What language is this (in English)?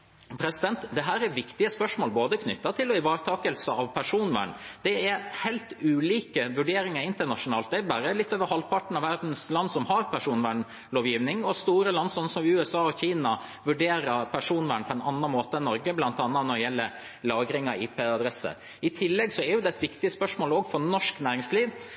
Norwegian Bokmål